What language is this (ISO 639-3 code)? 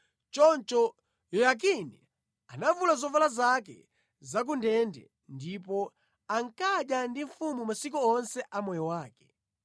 nya